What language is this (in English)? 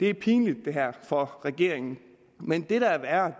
Danish